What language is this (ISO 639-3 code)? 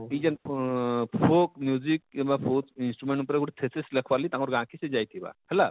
ori